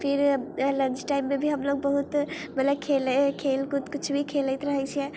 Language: Maithili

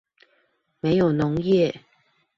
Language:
Chinese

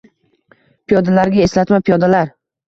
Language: Uzbek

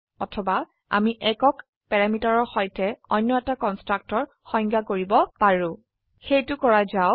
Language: Assamese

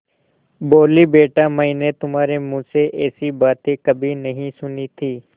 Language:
Hindi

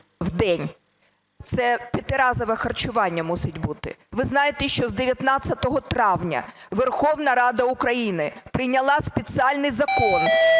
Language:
Ukrainian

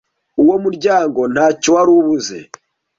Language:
Kinyarwanda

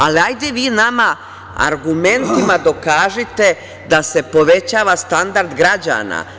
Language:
Serbian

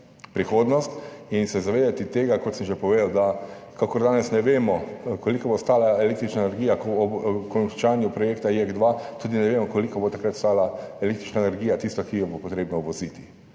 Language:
Slovenian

